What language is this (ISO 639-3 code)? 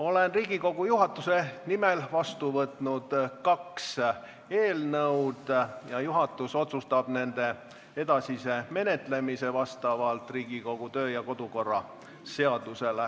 est